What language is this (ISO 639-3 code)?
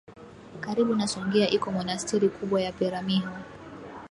swa